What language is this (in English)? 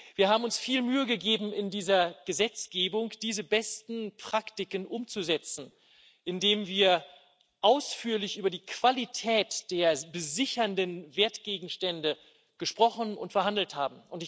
German